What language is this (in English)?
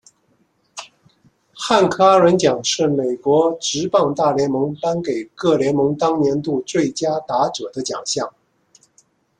Chinese